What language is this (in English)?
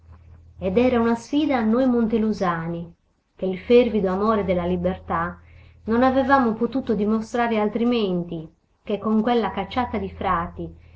Italian